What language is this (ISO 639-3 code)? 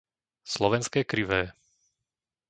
slk